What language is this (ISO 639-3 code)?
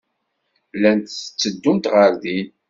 kab